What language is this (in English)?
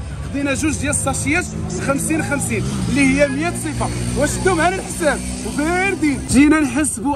Arabic